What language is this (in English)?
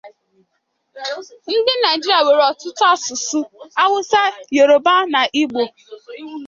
Igbo